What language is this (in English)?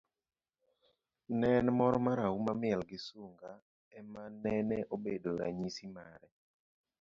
Luo (Kenya and Tanzania)